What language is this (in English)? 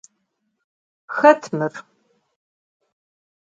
Adyghe